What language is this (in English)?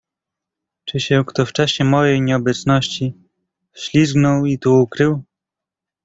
Polish